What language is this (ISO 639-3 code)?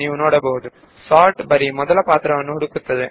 kan